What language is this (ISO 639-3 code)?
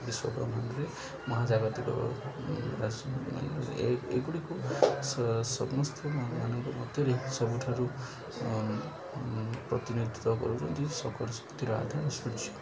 ori